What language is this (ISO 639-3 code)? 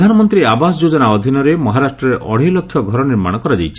ori